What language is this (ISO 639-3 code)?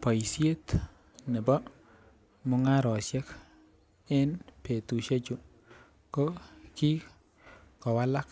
kln